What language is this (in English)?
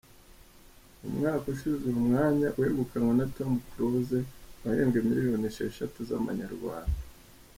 Kinyarwanda